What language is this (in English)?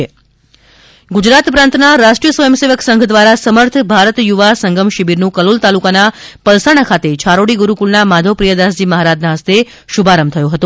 Gujarati